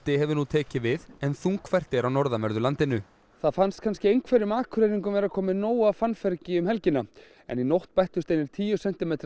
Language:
Icelandic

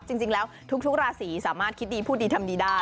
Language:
Thai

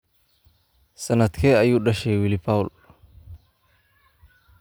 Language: Somali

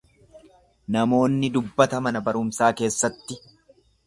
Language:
Oromo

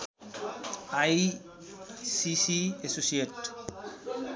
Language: Nepali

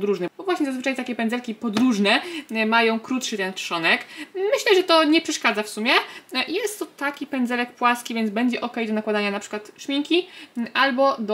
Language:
Polish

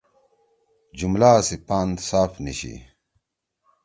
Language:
Torwali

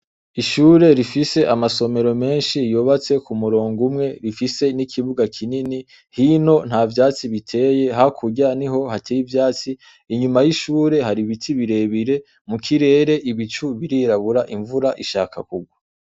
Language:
Rundi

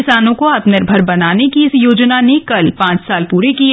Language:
Hindi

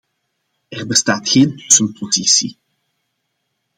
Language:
Dutch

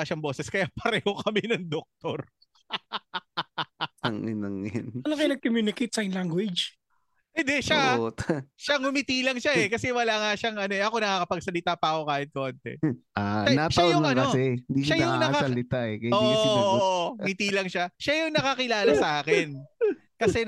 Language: Filipino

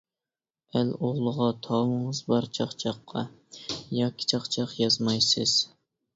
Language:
Uyghur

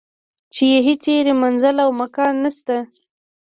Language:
Pashto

